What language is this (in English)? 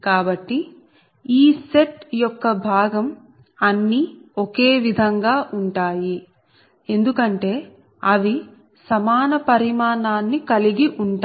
Telugu